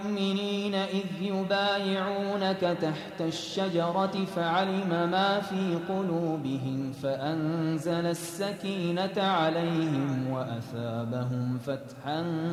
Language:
Arabic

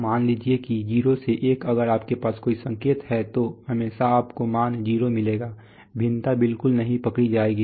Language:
Hindi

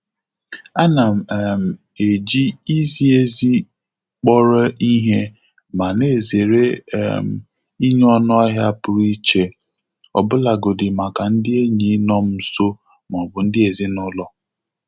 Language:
Igbo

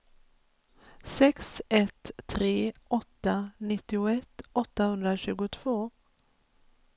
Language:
Swedish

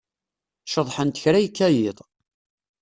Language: Kabyle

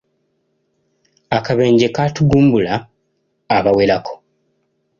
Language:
Ganda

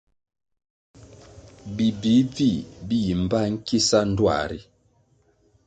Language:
Kwasio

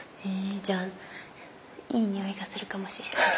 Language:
Japanese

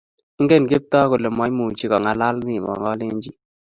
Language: Kalenjin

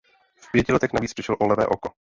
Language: Czech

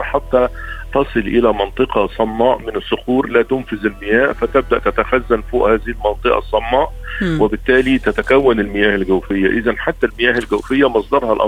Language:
Arabic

